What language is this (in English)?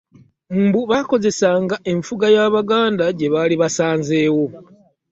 Ganda